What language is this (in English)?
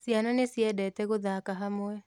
Kikuyu